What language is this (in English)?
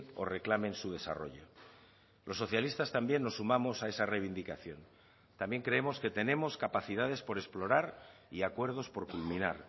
Spanish